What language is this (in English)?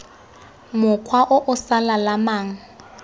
Tswana